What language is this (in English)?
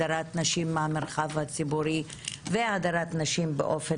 Hebrew